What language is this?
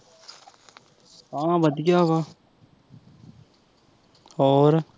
Punjabi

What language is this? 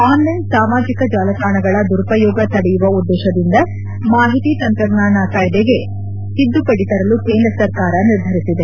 Kannada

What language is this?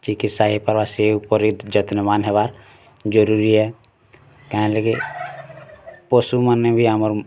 Odia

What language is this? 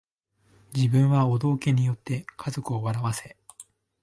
Japanese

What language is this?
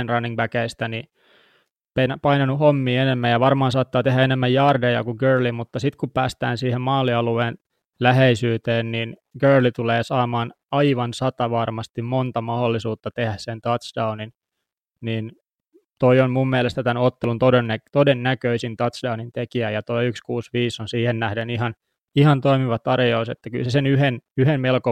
Finnish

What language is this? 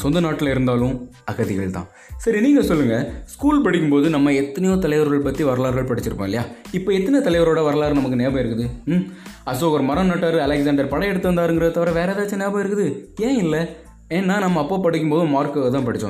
Tamil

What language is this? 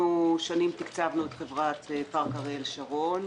Hebrew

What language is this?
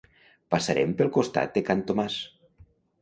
Catalan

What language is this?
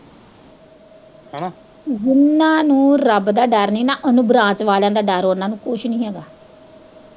Punjabi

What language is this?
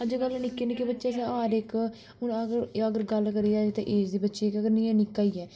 Dogri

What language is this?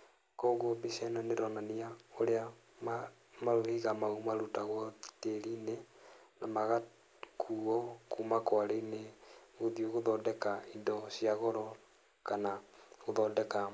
Kikuyu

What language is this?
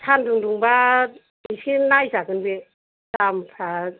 Bodo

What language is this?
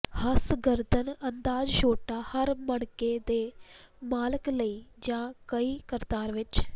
Punjabi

